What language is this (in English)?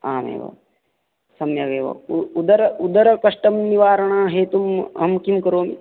Sanskrit